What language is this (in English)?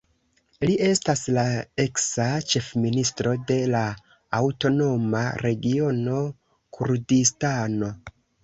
Esperanto